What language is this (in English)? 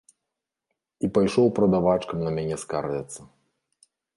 Belarusian